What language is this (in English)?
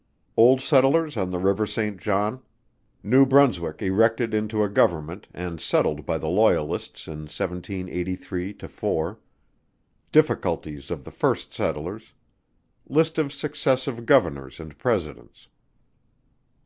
English